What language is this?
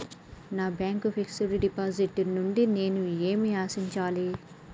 Telugu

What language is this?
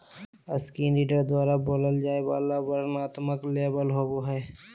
Magahi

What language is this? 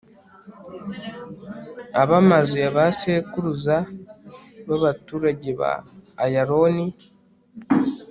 Kinyarwanda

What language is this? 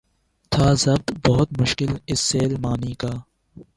Urdu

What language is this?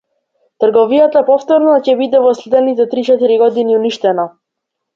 Macedonian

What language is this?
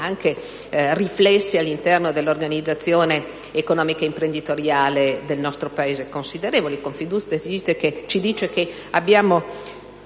Italian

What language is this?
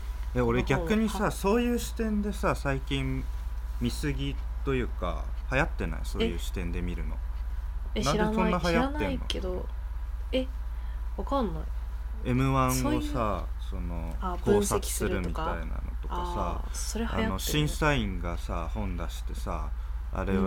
Japanese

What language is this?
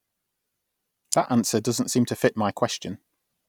English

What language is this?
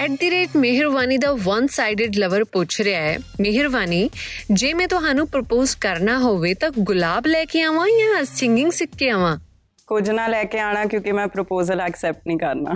Punjabi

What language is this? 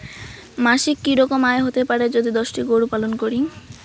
Bangla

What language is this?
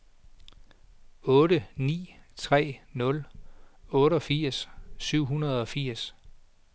Danish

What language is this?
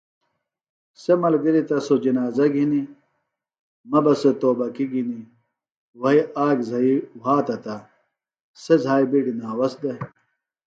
Phalura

